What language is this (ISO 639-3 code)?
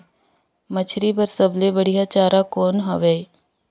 hne